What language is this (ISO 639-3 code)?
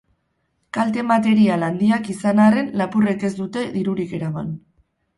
eus